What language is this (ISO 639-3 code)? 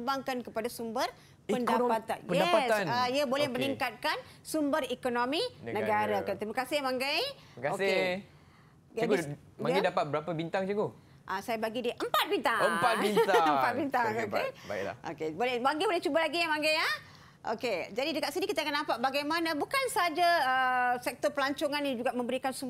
msa